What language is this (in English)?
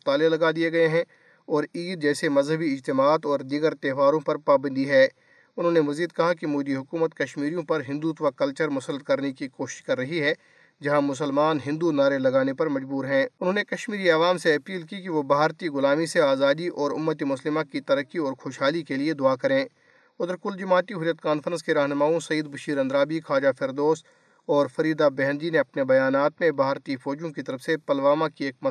Urdu